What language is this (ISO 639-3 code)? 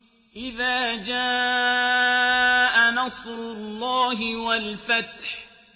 ara